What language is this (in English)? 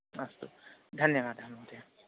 Sanskrit